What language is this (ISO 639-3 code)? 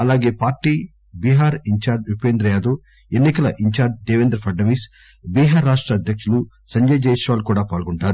tel